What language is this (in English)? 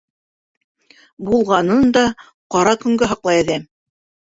Bashkir